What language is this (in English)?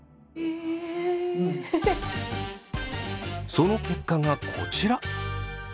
Japanese